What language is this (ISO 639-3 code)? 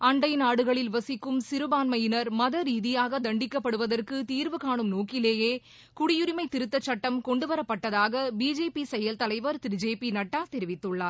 tam